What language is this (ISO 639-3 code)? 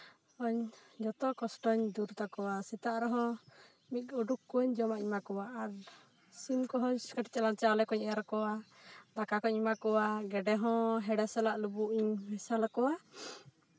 sat